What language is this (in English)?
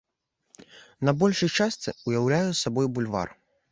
Belarusian